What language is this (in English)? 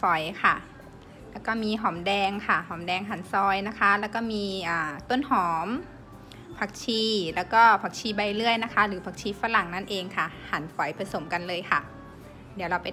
Thai